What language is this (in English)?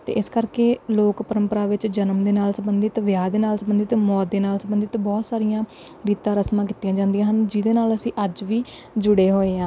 Punjabi